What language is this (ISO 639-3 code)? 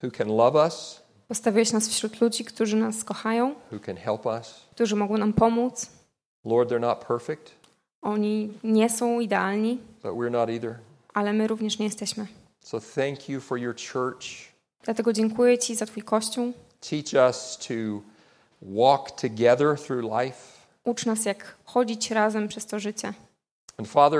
pol